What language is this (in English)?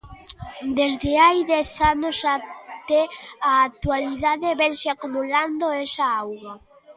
Galician